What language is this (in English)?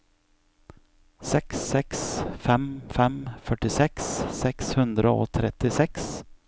Norwegian